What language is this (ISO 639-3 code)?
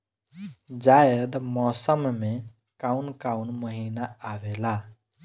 bho